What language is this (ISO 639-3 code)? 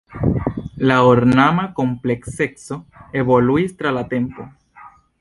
epo